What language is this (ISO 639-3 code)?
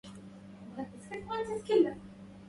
ara